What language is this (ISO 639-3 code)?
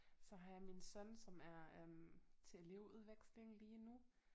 dan